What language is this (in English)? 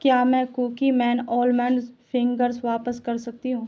Urdu